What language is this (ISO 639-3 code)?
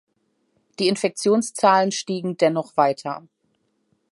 deu